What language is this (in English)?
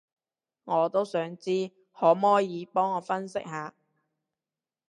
Cantonese